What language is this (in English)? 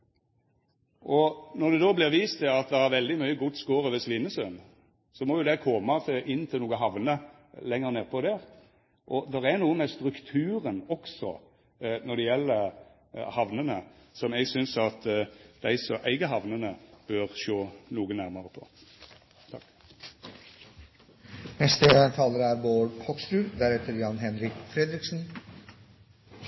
Norwegian Nynorsk